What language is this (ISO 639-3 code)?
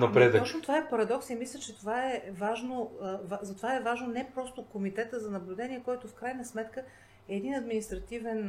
bul